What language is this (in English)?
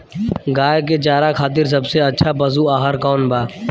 Bhojpuri